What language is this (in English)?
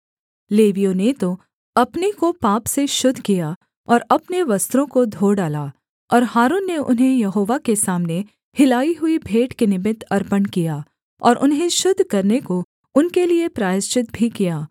Hindi